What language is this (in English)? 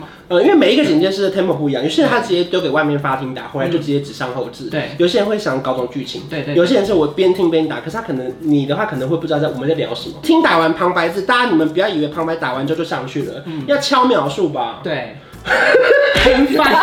Chinese